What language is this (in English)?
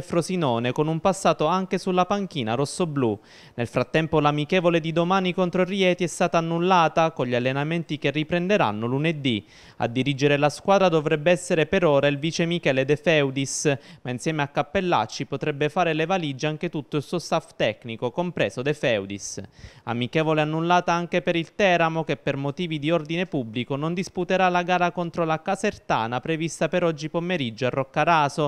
Italian